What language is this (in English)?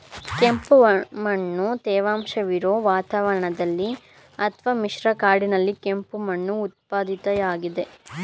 Kannada